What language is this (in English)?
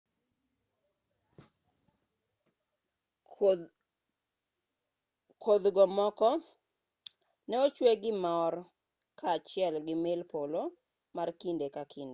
Luo (Kenya and Tanzania)